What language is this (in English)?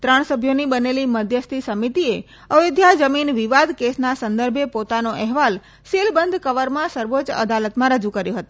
Gujarati